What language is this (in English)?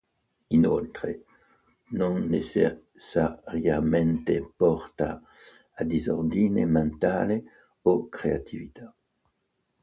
Italian